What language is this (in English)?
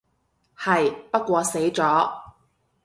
Cantonese